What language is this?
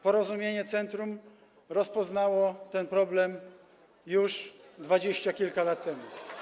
Polish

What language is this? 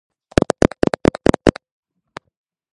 Georgian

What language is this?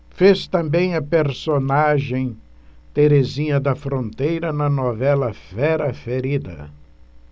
Portuguese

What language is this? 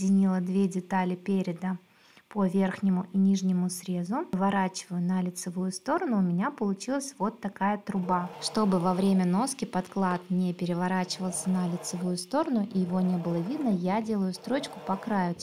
Russian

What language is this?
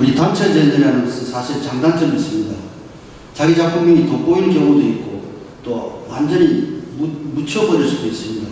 Korean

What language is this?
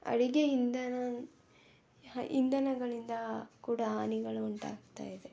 Kannada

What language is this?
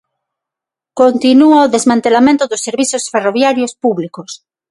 Galician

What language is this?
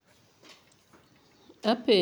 Luo (Kenya and Tanzania)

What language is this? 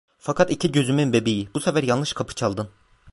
Turkish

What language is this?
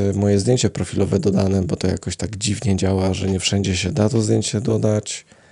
Polish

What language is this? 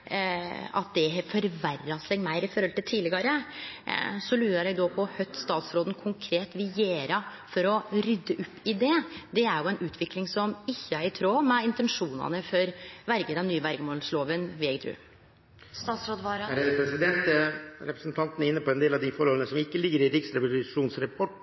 Norwegian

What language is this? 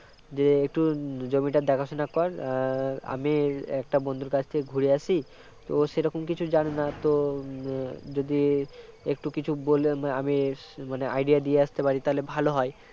Bangla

